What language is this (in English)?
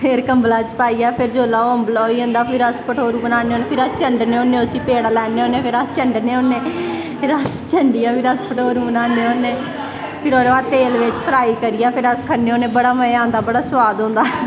Dogri